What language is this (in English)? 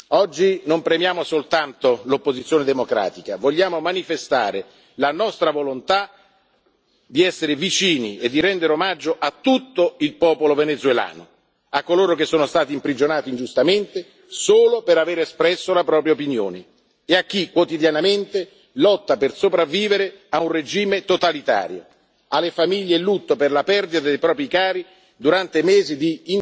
Italian